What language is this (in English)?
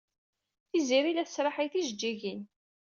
Kabyle